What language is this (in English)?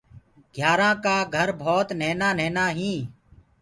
Gurgula